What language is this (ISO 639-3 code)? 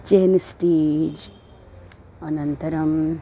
san